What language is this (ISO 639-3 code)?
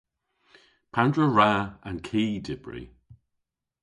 cor